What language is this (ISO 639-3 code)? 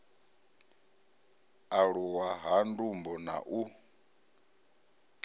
ven